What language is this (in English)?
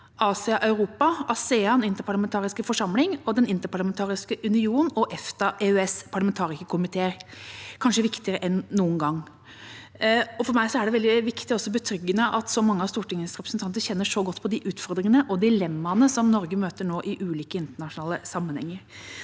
Norwegian